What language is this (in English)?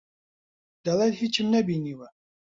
Central Kurdish